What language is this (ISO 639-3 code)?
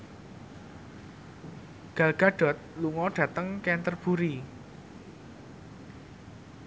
jav